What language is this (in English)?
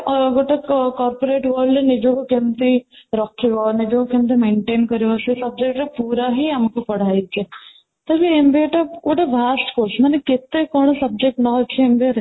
Odia